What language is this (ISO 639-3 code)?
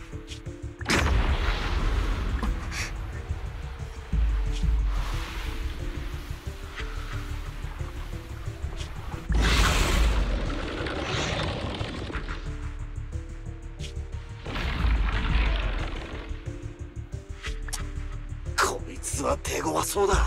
jpn